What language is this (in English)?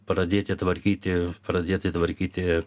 Lithuanian